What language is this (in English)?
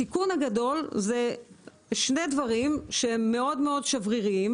Hebrew